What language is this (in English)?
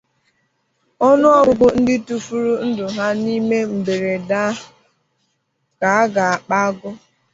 Igbo